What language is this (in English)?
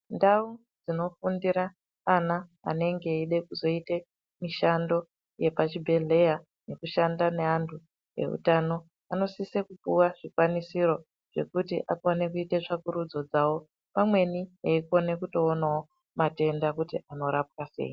Ndau